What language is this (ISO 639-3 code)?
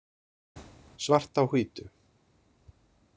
isl